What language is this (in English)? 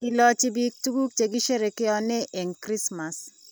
Kalenjin